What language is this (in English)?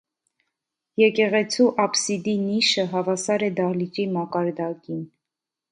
Armenian